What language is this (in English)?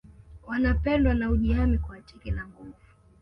Swahili